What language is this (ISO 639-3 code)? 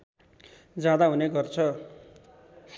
nep